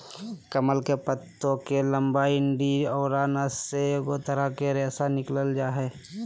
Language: Magahi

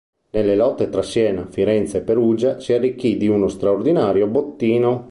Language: Italian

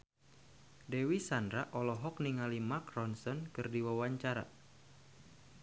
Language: Sundanese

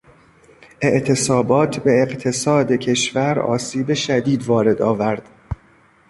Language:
Persian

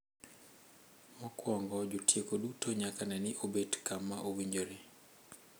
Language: Luo (Kenya and Tanzania)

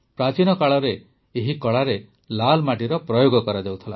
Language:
Odia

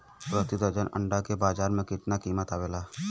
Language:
Bhojpuri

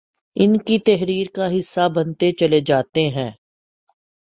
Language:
Urdu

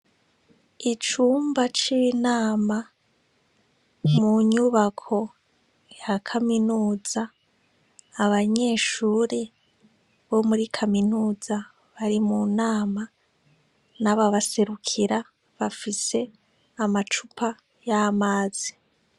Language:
Rundi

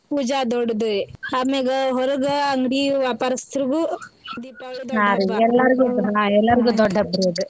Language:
Kannada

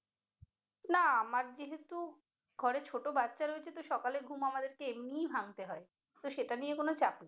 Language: Bangla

